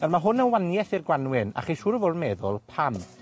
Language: Welsh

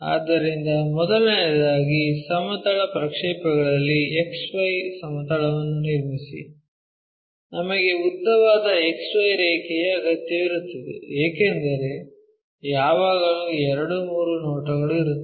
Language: Kannada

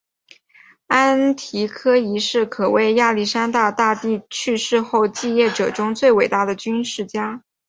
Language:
Chinese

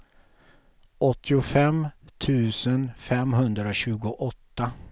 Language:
Swedish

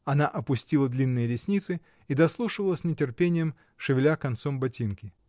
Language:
Russian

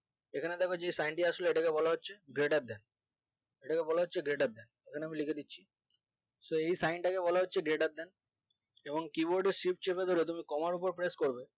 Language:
Bangla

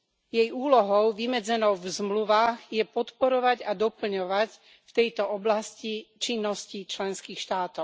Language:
Slovak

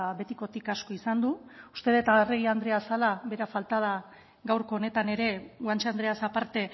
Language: Basque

